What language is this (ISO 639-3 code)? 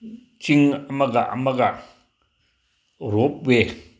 mni